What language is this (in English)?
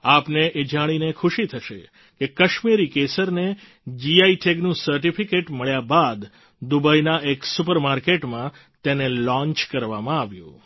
Gujarati